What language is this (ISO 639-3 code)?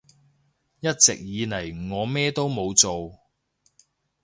yue